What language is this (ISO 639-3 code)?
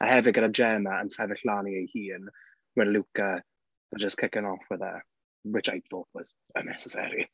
cym